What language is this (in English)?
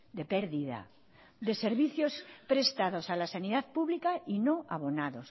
Spanish